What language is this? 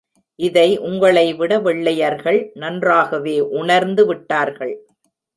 Tamil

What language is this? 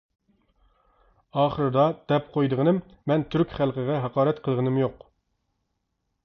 Uyghur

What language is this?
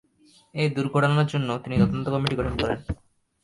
Bangla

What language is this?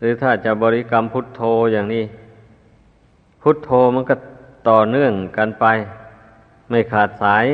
Thai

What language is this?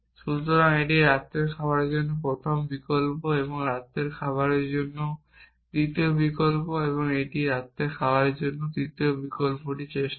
Bangla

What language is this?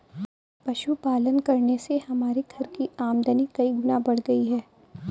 Hindi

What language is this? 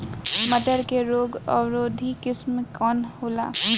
Bhojpuri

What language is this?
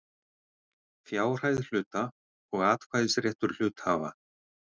Icelandic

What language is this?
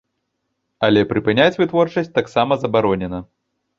Belarusian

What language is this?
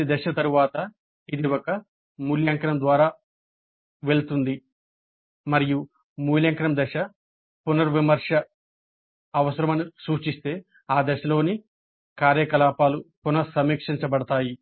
Telugu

